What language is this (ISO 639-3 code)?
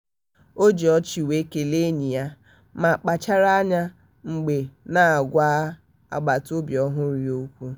ibo